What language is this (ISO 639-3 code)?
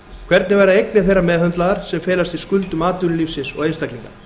isl